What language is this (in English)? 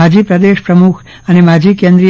Gujarati